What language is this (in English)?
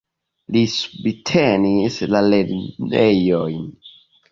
Esperanto